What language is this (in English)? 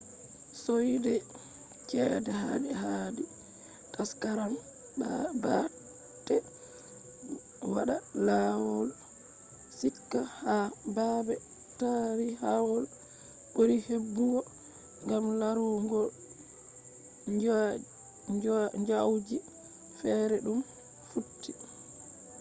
Fula